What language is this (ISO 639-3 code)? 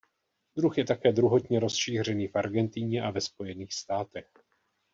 ces